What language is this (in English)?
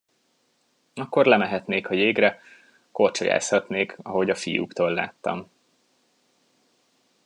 Hungarian